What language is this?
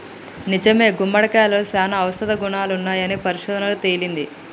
Telugu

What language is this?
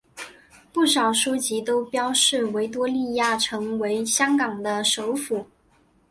Chinese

